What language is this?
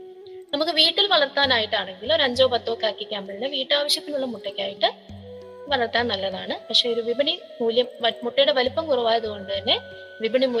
Malayalam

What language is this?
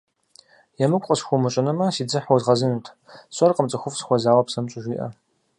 Kabardian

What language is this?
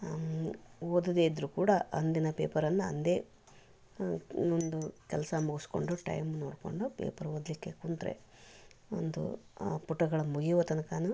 Kannada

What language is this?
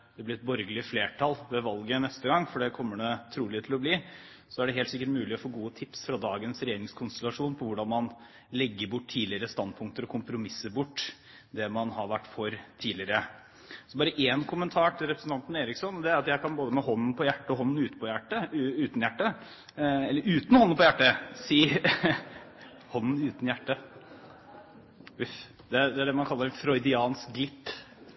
Norwegian Bokmål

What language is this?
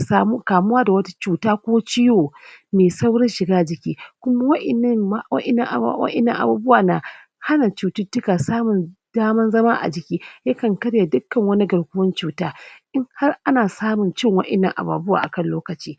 Hausa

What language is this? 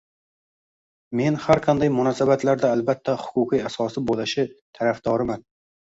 Uzbek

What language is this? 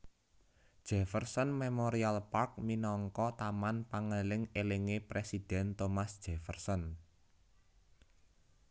Javanese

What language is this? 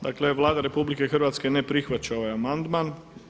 Croatian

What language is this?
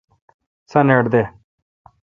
Kalkoti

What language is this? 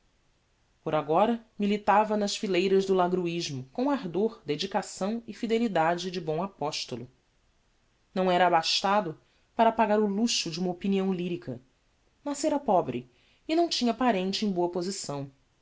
Portuguese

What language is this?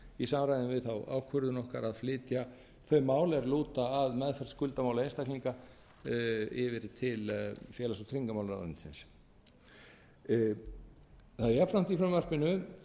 Icelandic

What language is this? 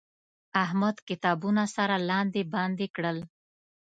Pashto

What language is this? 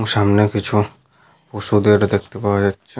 Bangla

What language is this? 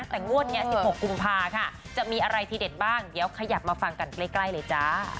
Thai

